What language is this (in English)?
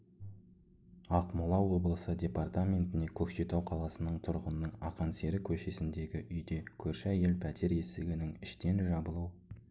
Kazakh